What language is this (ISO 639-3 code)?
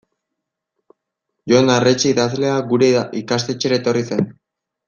eus